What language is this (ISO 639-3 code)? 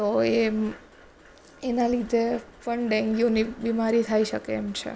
guj